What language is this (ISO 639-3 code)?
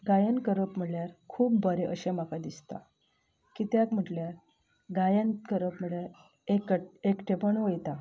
kok